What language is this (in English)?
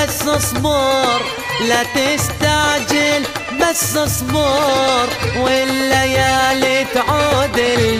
Arabic